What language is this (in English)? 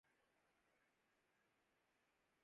Urdu